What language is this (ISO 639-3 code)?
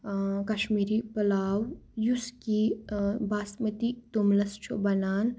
kas